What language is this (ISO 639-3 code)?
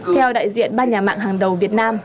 vie